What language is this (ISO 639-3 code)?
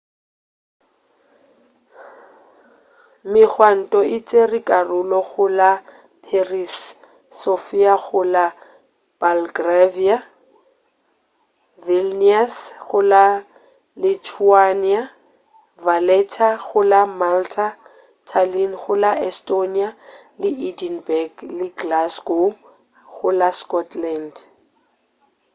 nso